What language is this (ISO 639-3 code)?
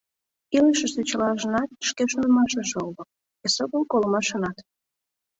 chm